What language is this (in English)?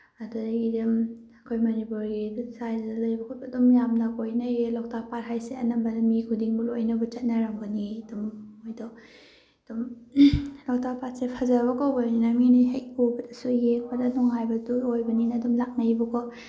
Manipuri